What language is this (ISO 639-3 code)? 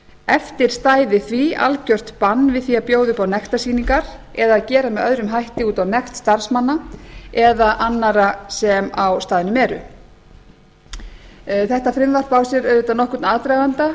isl